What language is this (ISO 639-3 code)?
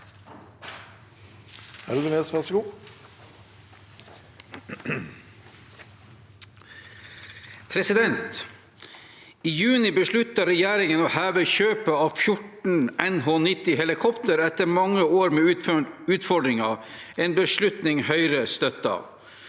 nor